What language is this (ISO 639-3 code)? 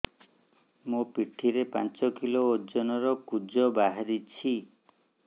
ori